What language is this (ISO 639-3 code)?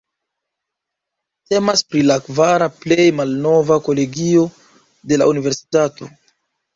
epo